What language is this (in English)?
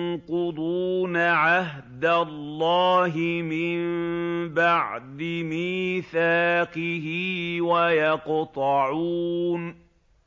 Arabic